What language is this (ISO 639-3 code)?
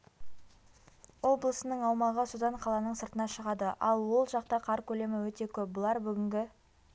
kaz